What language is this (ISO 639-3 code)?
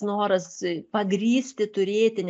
lit